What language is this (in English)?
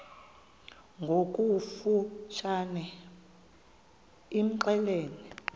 Xhosa